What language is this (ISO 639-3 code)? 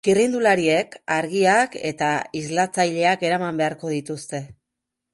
eus